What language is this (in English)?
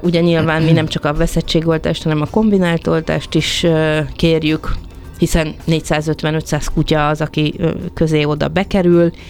Hungarian